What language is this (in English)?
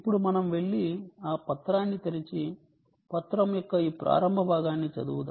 Telugu